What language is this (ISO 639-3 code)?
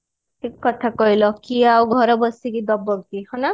ori